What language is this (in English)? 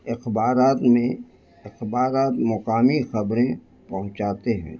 Urdu